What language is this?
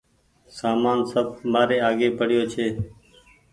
Goaria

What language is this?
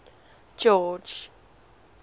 English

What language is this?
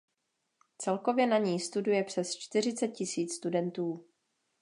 Czech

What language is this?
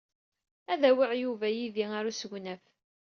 Kabyle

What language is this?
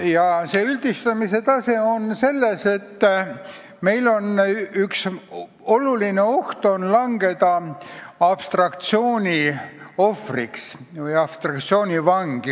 Estonian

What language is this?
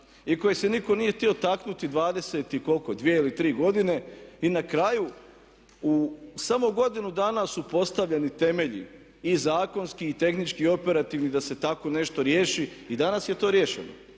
Croatian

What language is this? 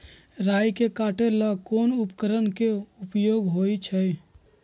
Magahi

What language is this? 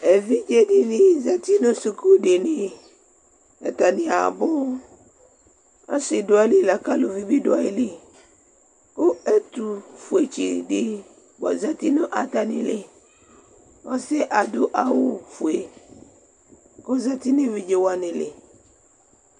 Ikposo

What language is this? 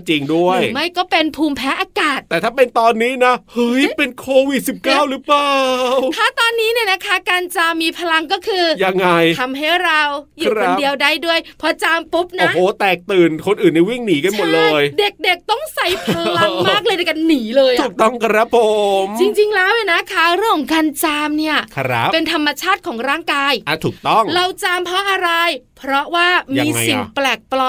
Thai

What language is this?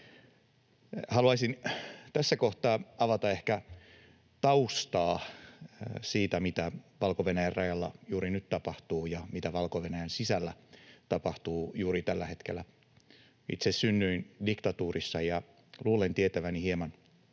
Finnish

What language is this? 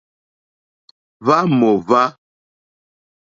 Mokpwe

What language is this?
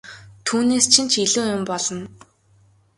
Mongolian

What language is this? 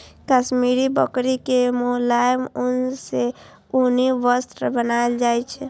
Maithili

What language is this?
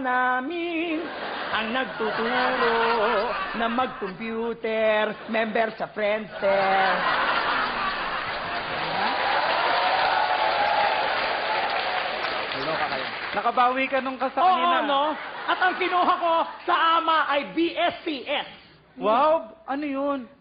Filipino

